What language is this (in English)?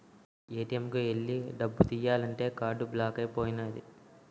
Telugu